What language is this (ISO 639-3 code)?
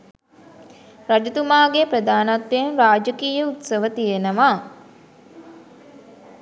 sin